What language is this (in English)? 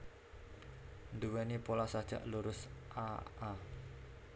Javanese